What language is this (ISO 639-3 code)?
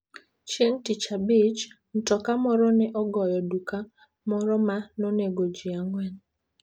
luo